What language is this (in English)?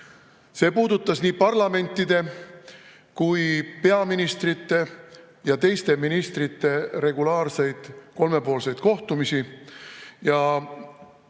Estonian